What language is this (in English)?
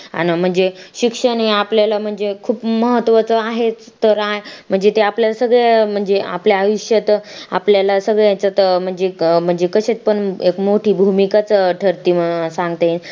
Marathi